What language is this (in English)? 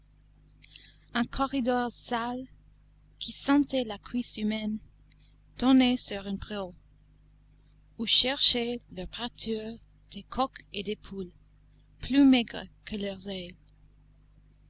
French